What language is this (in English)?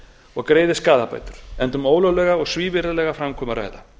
Icelandic